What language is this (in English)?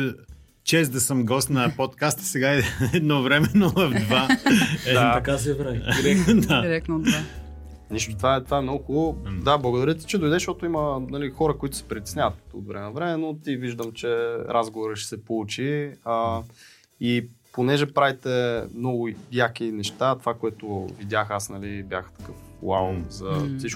Bulgarian